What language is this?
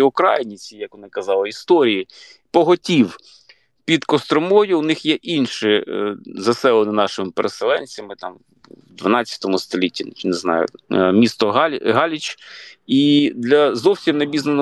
Ukrainian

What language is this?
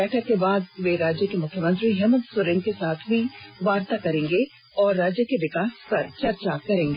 Hindi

